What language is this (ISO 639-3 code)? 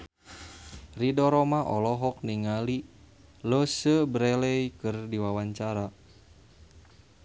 sun